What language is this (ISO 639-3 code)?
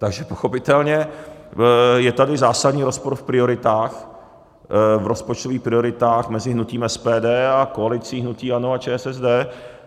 ces